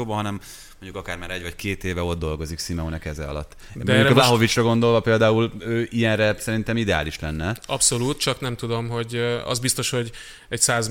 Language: Hungarian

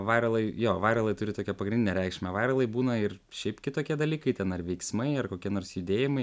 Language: Lithuanian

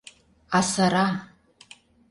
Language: Mari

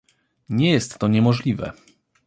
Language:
Polish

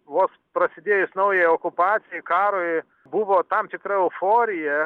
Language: Lithuanian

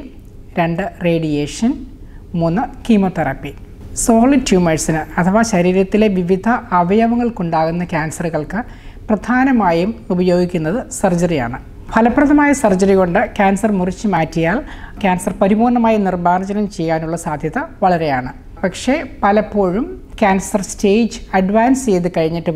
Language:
Malayalam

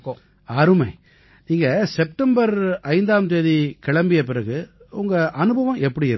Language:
Tamil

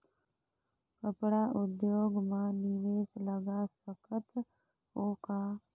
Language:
Chhattisgarhi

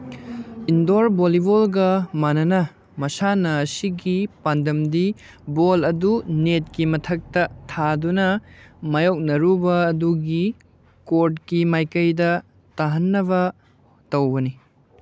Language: Manipuri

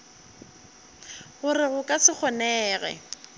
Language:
Northern Sotho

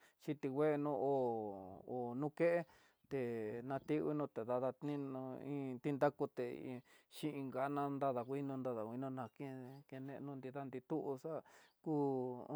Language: Tidaá Mixtec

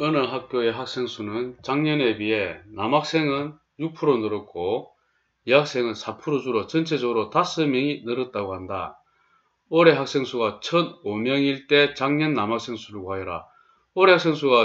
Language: Korean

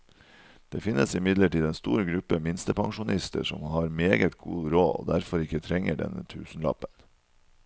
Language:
Norwegian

